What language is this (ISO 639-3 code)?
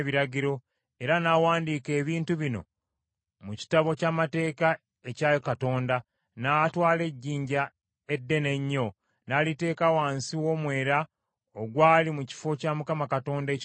lug